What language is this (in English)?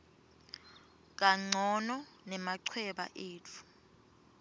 Swati